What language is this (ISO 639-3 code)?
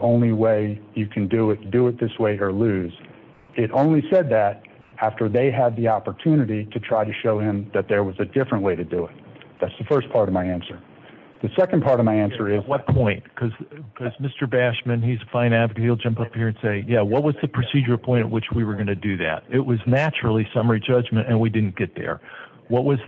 eng